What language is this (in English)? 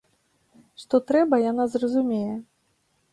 Belarusian